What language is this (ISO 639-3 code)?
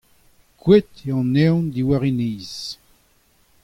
bre